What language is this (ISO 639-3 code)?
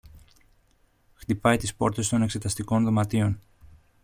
ell